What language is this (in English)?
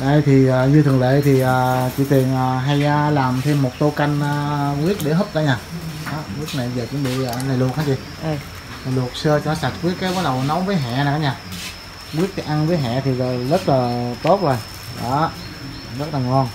Vietnamese